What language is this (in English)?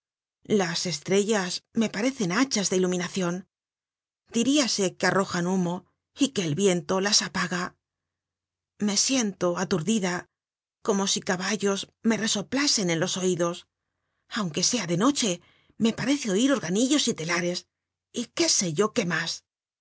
Spanish